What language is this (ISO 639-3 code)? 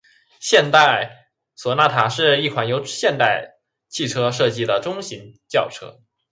zho